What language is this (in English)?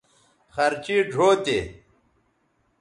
Bateri